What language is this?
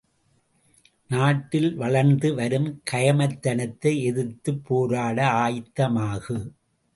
Tamil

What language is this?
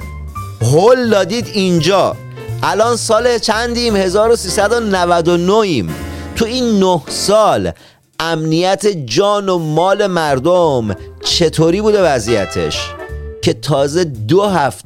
Persian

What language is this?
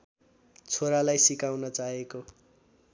Nepali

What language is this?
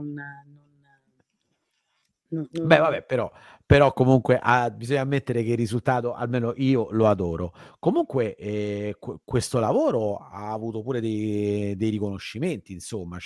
Italian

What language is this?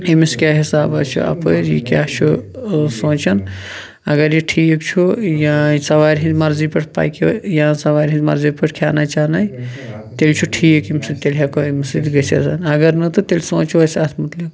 Kashmiri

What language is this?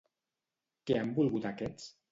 Catalan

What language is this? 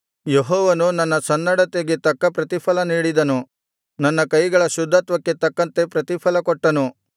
Kannada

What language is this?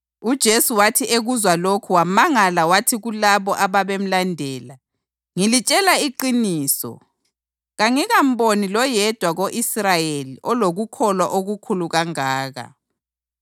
North Ndebele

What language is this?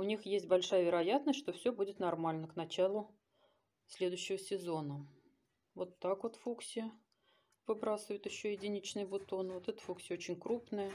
Russian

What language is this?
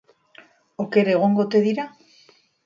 Basque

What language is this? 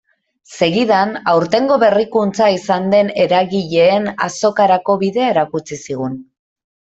Basque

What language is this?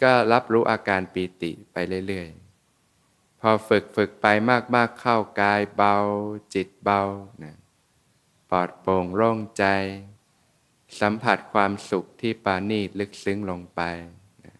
Thai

